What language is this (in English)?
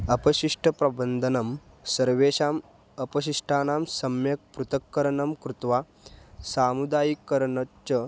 Sanskrit